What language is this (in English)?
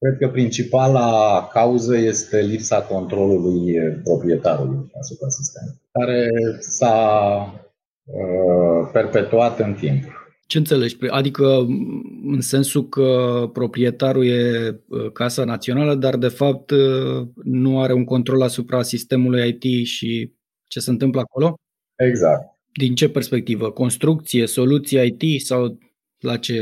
Romanian